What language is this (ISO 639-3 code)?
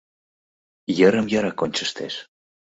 chm